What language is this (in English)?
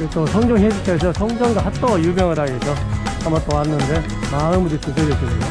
Korean